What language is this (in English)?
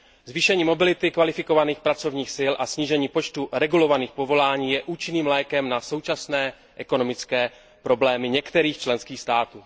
Czech